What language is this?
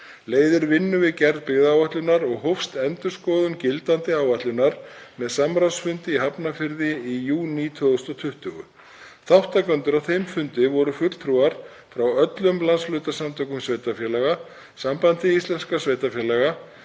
Icelandic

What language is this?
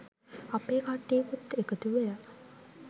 Sinhala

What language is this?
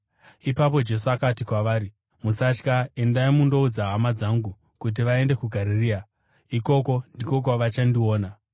Shona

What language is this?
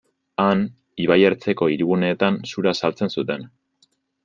Basque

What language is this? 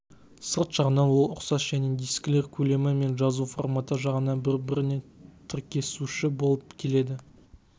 Kazakh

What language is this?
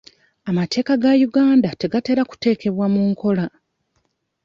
Ganda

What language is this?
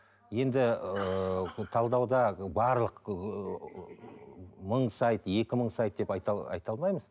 Kazakh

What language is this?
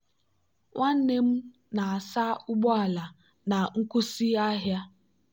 Igbo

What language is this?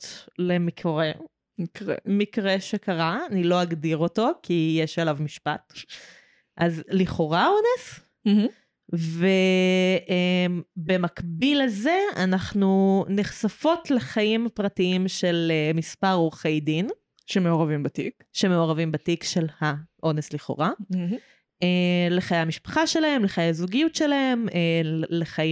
Hebrew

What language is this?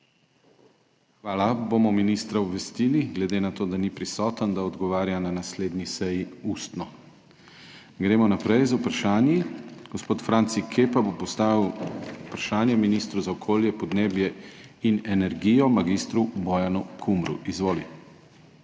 Slovenian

